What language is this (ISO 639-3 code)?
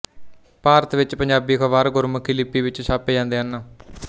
pan